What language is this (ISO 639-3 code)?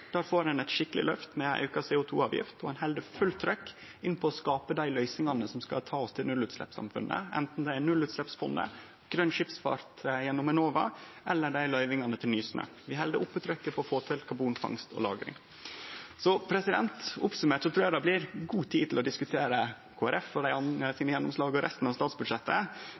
nno